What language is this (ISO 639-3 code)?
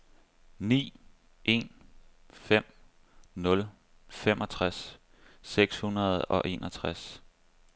dan